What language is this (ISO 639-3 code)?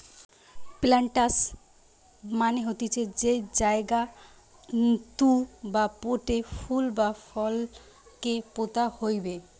ben